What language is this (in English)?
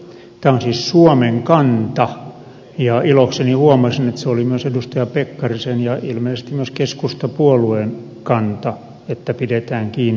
Finnish